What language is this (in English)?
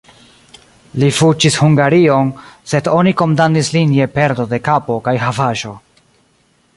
Esperanto